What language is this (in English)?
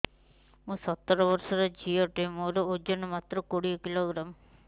Odia